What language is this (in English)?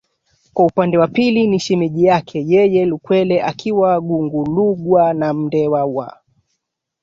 Swahili